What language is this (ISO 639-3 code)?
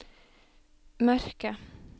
nor